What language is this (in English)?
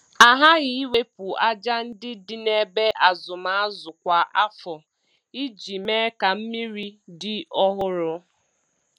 Igbo